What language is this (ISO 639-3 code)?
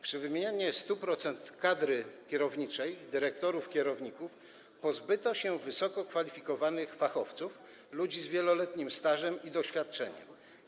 pol